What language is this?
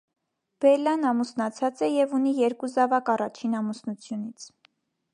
Armenian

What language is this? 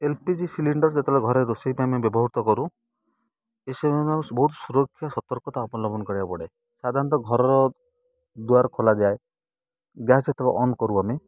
Odia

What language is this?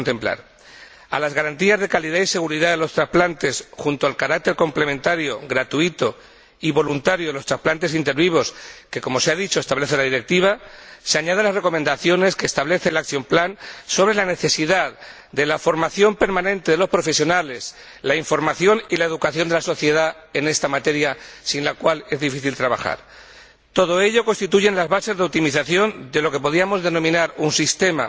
Spanish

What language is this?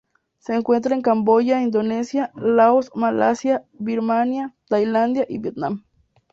Spanish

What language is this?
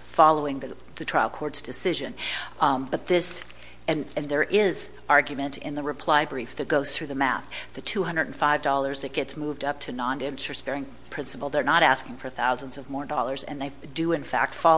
English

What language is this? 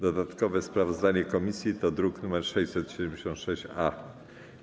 Polish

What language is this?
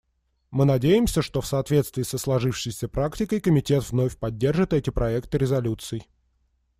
Russian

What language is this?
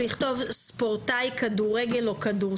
Hebrew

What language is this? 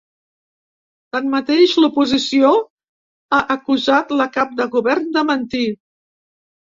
Catalan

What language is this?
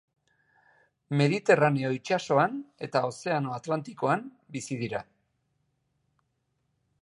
Basque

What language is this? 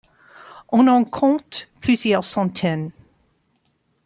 French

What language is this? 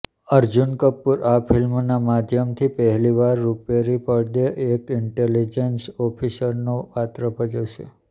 Gujarati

